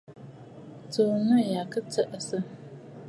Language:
Bafut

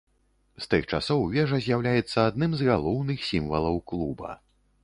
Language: Belarusian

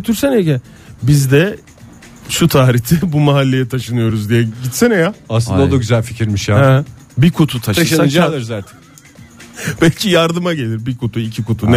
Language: Turkish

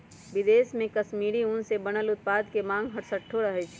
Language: Magahi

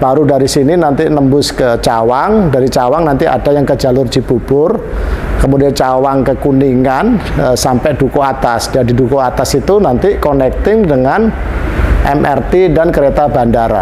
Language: Indonesian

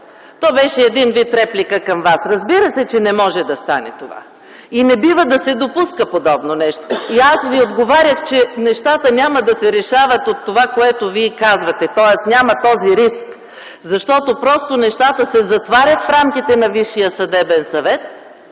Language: Bulgarian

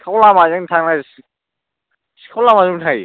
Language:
Bodo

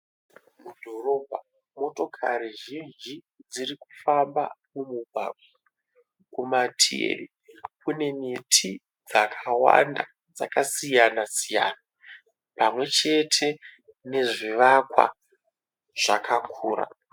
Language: Shona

